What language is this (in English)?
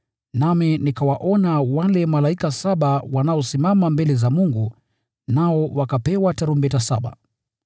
Swahili